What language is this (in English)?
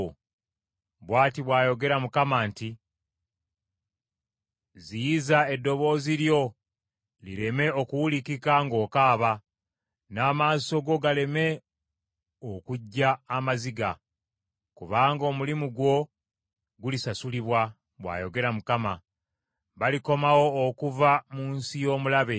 Ganda